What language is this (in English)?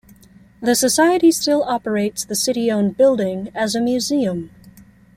English